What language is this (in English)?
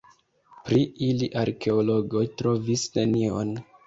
Esperanto